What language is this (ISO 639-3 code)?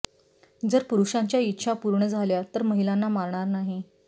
mar